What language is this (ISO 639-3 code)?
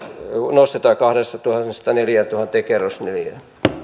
fin